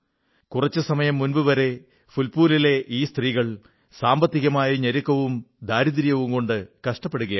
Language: Malayalam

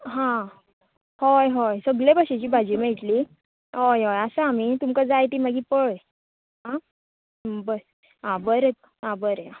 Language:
Konkani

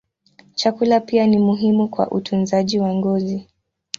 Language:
Swahili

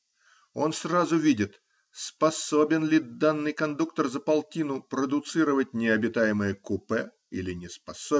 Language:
Russian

